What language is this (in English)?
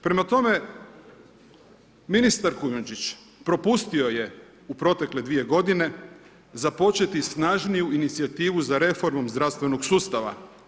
Croatian